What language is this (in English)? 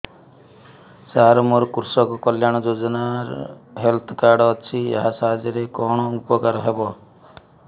Odia